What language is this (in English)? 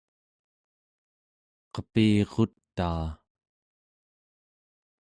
Central Yupik